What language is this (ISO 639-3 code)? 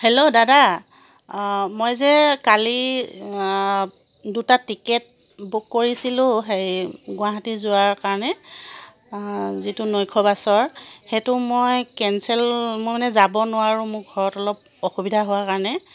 asm